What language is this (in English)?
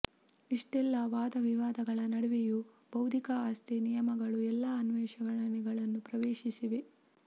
Kannada